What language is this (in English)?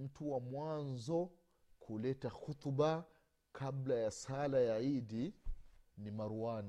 Swahili